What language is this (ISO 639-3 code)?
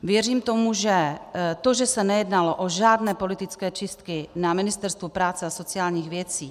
ces